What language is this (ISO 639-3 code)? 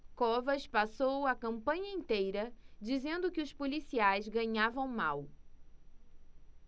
por